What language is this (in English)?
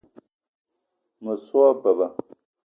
Eton (Cameroon)